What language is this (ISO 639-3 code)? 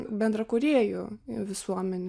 lit